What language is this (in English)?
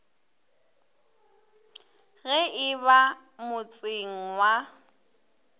Northern Sotho